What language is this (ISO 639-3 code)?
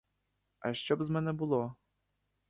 ukr